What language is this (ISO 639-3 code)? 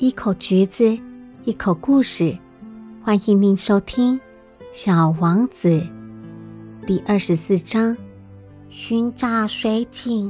zho